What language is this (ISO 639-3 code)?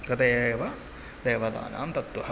san